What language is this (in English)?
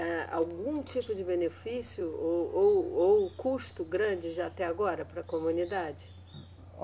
Portuguese